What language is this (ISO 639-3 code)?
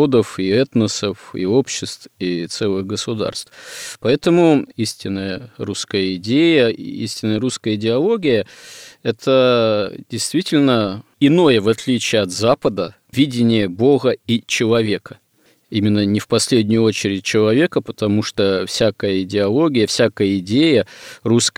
rus